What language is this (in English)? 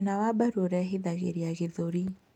Kikuyu